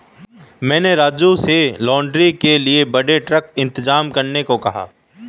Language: Hindi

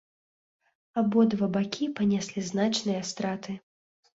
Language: Belarusian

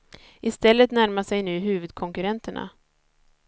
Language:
Swedish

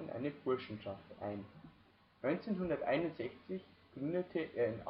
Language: German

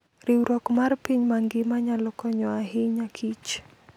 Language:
Luo (Kenya and Tanzania)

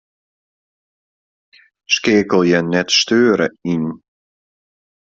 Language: Western Frisian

